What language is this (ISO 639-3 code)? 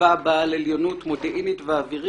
heb